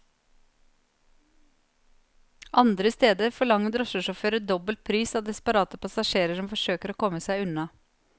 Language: Norwegian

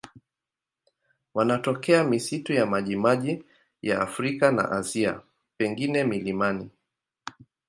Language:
Swahili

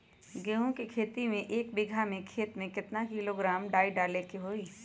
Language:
Magahi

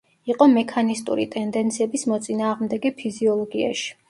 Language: Georgian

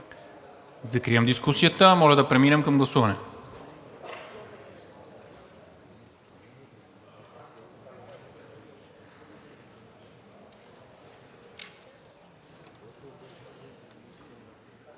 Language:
Bulgarian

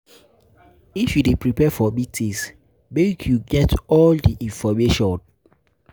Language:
Nigerian Pidgin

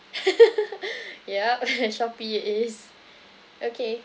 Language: English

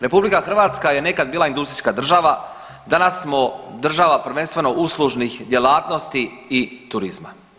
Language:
Croatian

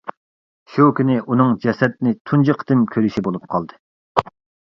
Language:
Uyghur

